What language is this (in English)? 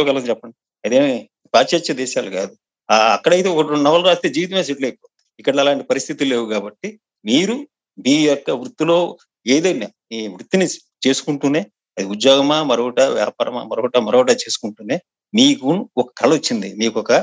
Telugu